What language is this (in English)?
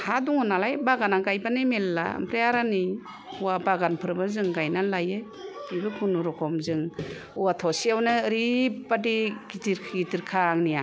Bodo